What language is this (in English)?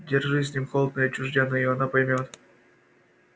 Russian